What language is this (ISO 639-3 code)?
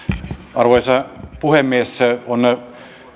fin